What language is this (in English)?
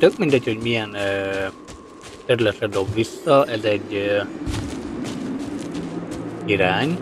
Hungarian